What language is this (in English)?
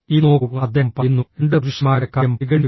Malayalam